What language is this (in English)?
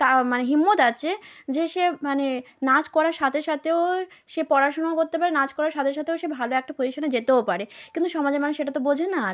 Bangla